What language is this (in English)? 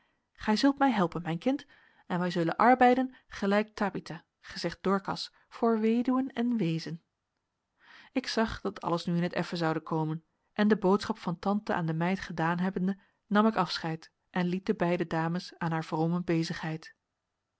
Dutch